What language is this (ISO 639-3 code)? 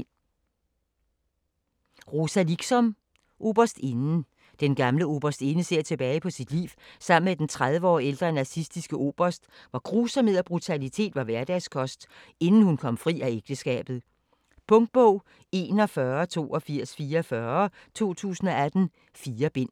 dan